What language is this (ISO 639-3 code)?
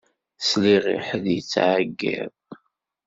kab